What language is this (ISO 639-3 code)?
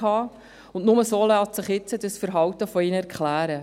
gsw